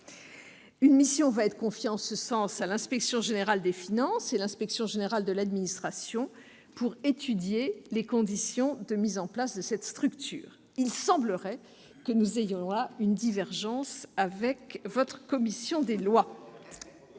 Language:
French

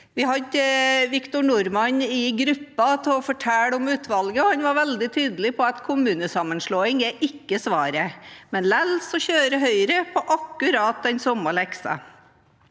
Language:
Norwegian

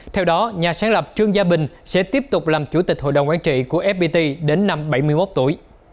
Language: Vietnamese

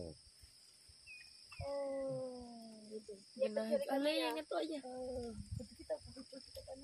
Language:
Filipino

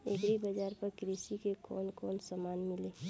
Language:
Bhojpuri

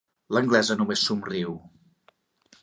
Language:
Catalan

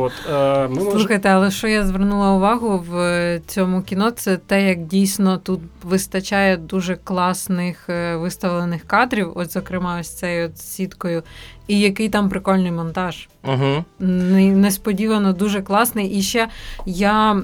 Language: Ukrainian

